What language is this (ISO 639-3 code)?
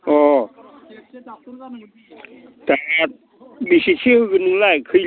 brx